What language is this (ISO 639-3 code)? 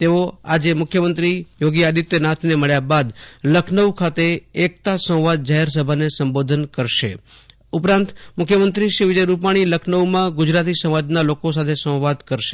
guj